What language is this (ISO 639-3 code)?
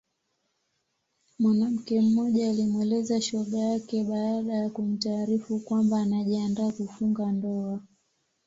swa